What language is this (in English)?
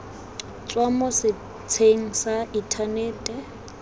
Tswana